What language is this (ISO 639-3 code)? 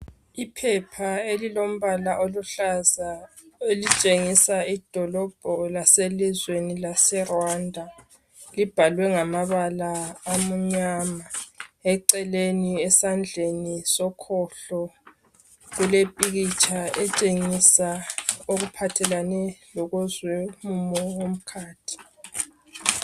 nde